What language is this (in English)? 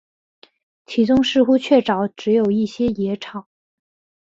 Chinese